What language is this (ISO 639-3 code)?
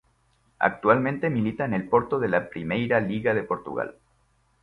spa